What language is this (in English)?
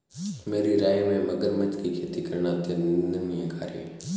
Hindi